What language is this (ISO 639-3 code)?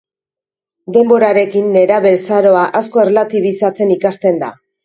eus